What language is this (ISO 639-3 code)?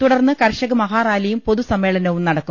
mal